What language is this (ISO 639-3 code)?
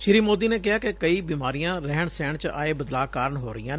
pan